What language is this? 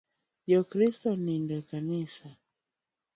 Luo (Kenya and Tanzania)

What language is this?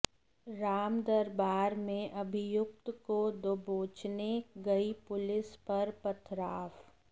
Hindi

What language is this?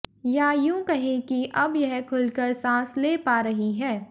Hindi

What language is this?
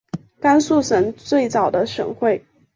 Chinese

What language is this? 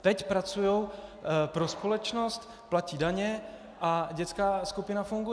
Czech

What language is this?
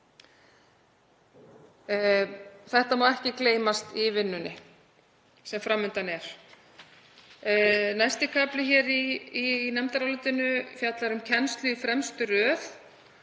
Icelandic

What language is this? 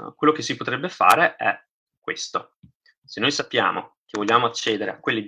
Italian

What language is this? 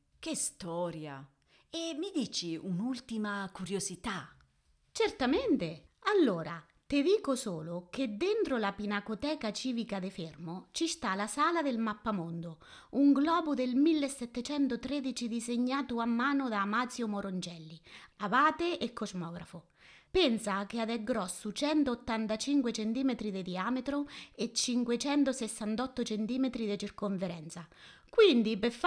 Italian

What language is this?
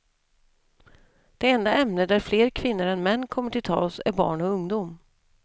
Swedish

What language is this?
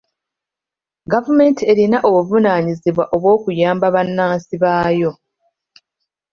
Ganda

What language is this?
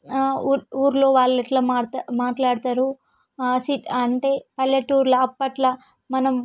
Telugu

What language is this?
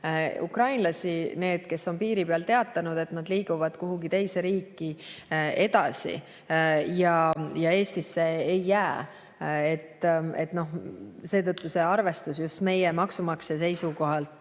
Estonian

